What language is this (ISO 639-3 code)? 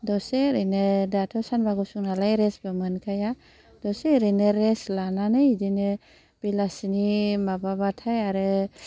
brx